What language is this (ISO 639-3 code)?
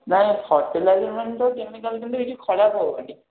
ori